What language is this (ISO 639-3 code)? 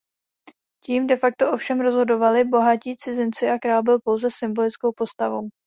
ces